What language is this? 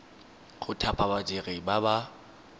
Tswana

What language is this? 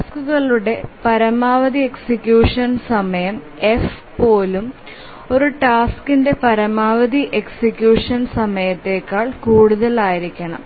Malayalam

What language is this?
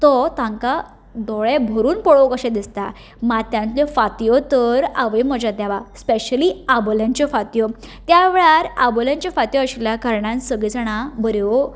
Konkani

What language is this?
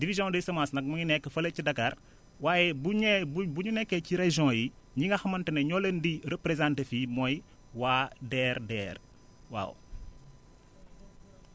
Wolof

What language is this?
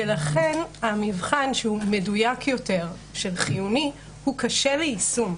Hebrew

